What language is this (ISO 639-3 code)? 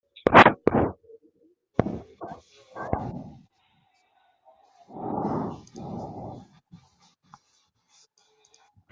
fra